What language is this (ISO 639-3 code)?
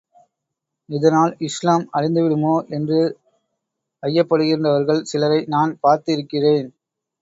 tam